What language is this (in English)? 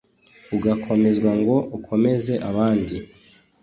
Kinyarwanda